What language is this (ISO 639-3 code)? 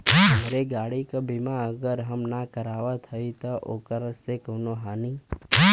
bho